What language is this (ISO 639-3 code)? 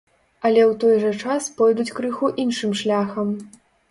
bel